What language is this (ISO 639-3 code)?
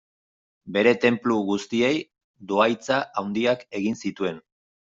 eus